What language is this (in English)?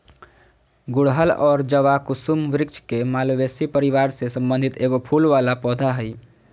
Magahi